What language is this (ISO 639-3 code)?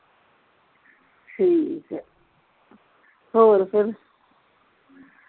pan